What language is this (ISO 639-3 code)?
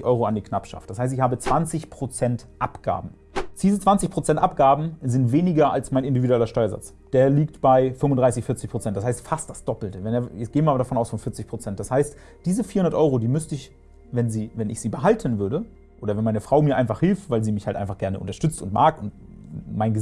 deu